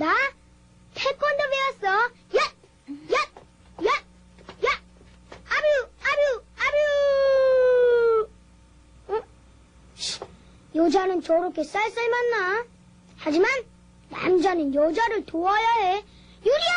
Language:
Korean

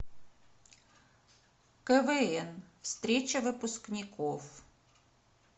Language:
Russian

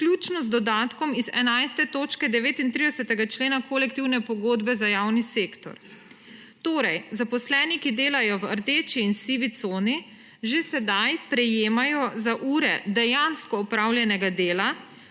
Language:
Slovenian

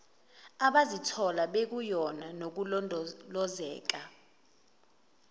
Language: Zulu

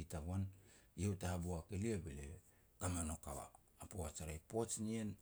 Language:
Petats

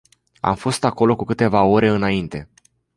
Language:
Romanian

